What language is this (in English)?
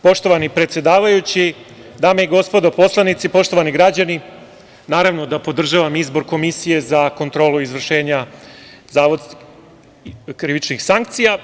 Serbian